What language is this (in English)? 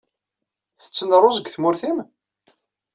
Kabyle